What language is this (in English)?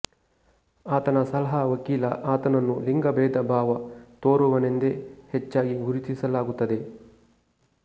Kannada